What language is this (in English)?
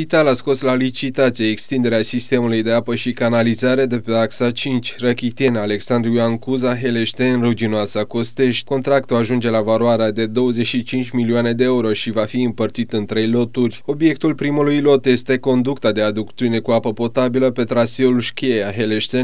Romanian